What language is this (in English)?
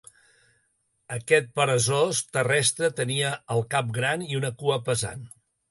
Catalan